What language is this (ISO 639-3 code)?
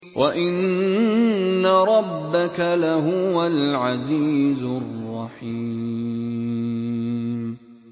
ara